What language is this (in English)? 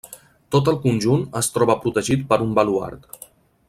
Catalan